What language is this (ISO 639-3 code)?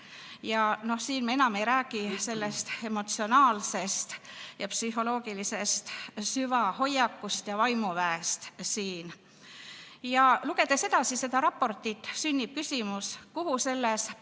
est